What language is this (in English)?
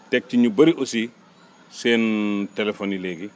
Wolof